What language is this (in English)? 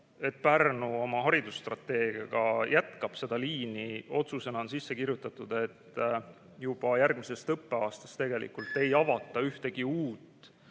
Estonian